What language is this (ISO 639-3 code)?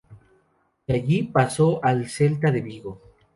spa